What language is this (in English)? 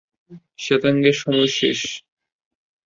Bangla